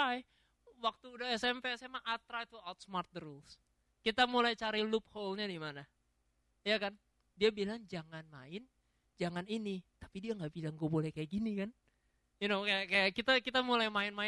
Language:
Indonesian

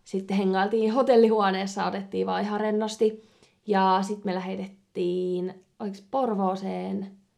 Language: Finnish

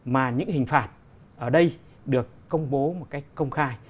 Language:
Vietnamese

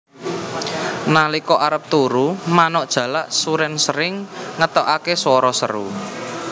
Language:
Javanese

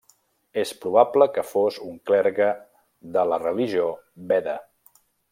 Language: Catalan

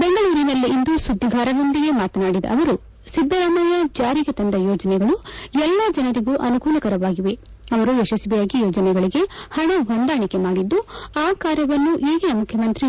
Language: Kannada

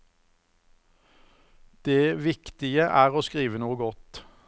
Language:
Norwegian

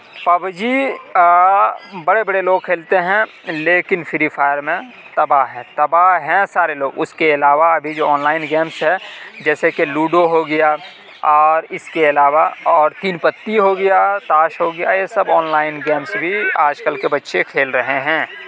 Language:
Urdu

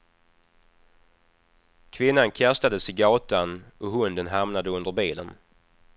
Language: Swedish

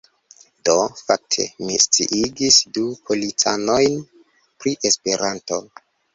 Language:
Esperanto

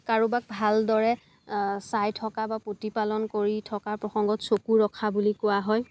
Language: Assamese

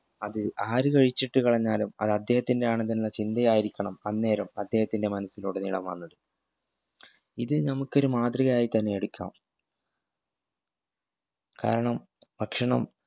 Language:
Malayalam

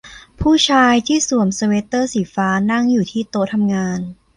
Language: Thai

